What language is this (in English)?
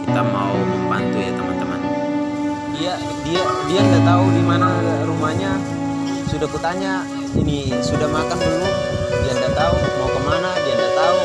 Indonesian